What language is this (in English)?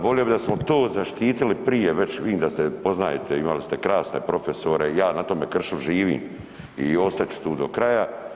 Croatian